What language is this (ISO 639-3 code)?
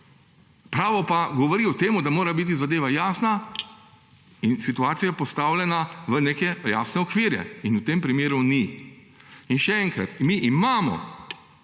slv